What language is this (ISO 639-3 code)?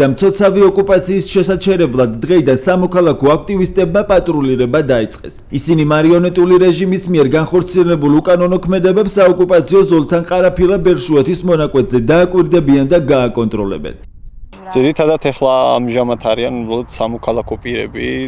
ron